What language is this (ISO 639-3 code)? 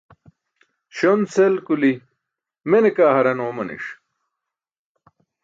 bsk